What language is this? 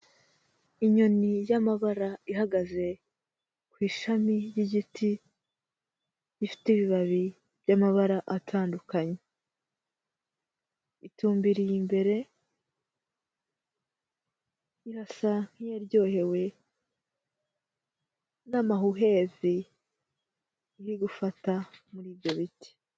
Kinyarwanda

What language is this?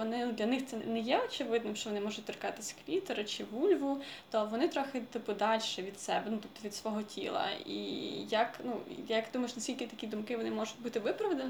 Ukrainian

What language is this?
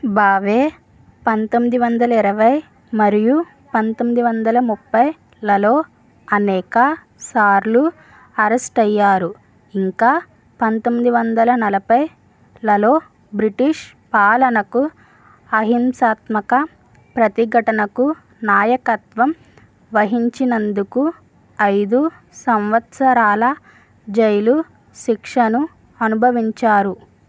Telugu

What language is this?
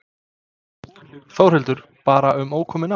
Icelandic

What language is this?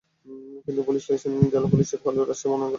Bangla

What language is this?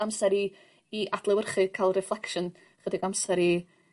Welsh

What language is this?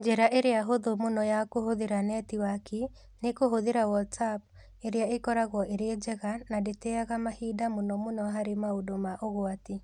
Kikuyu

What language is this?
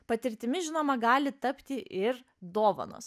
Lithuanian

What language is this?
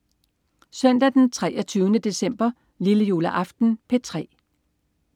Danish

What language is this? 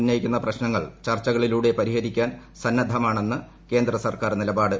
Malayalam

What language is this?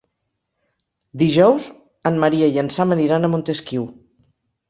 Catalan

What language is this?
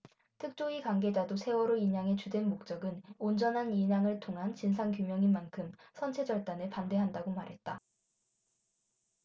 Korean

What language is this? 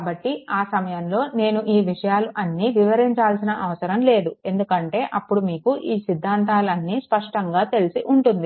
Telugu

